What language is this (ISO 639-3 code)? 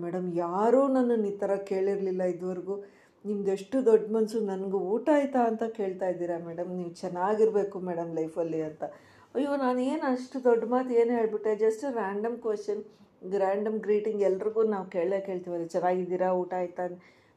kan